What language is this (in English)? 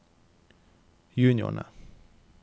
Norwegian